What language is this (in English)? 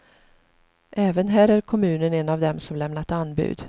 Swedish